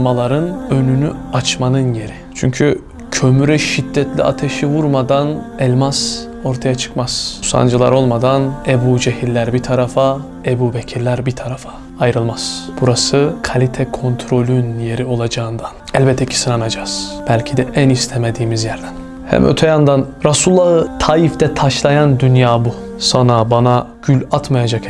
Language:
Turkish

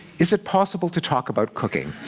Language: English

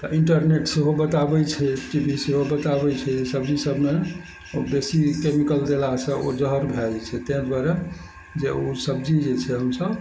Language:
Maithili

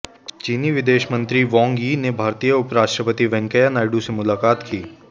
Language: Hindi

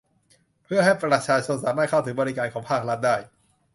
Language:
Thai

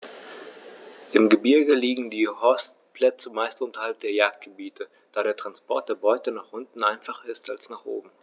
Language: German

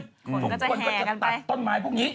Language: Thai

